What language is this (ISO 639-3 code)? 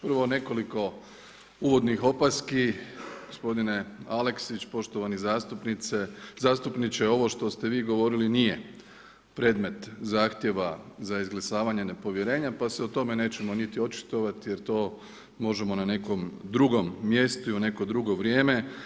hrv